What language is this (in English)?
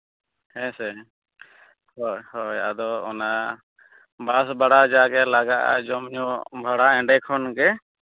Santali